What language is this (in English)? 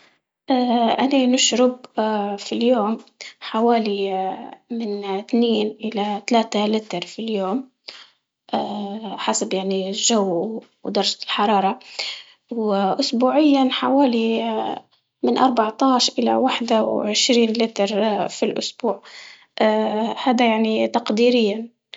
Libyan Arabic